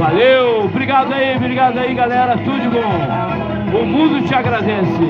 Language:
Portuguese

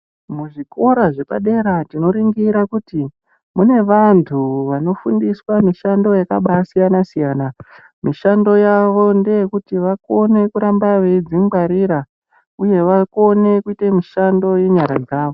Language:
Ndau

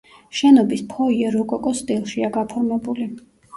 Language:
Georgian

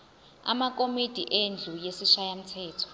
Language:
Zulu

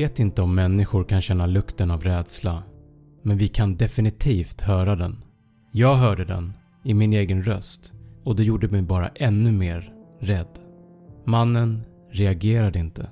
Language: Swedish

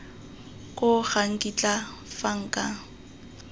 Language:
Tswana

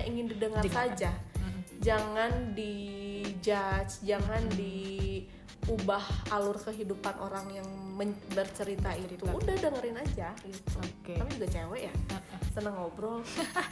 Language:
Indonesian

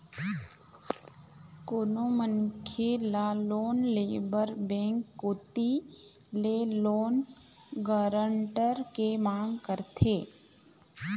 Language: Chhattisgarhi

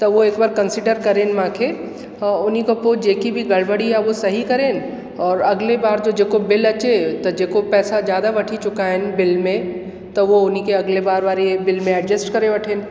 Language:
Sindhi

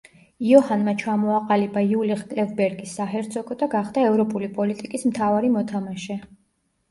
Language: Georgian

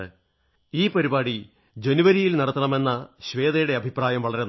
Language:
Malayalam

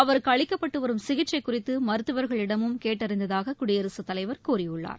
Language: Tamil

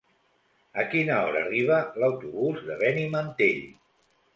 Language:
Catalan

